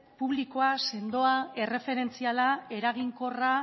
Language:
Basque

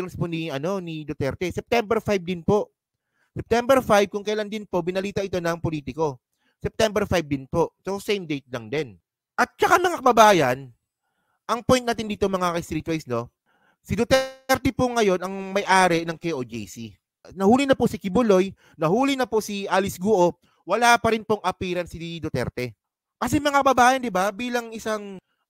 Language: Filipino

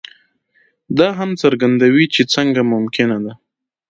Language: Pashto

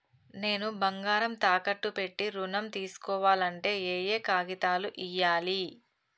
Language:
Telugu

